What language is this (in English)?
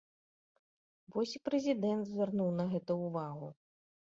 Belarusian